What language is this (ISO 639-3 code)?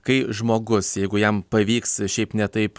lit